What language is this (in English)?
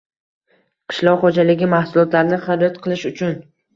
Uzbek